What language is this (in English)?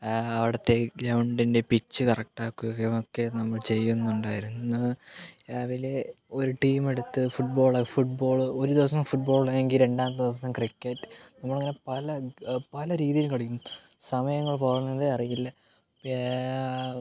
Malayalam